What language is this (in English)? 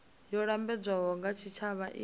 Venda